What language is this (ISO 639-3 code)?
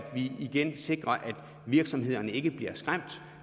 dan